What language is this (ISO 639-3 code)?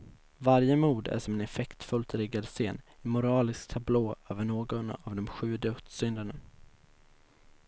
swe